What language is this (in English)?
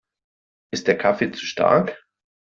German